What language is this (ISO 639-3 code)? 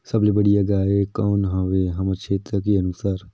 hne